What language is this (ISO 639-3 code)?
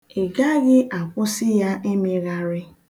ibo